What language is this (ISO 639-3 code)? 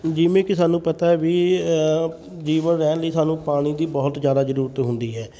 pan